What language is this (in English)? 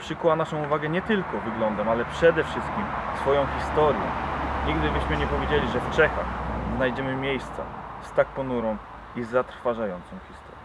Polish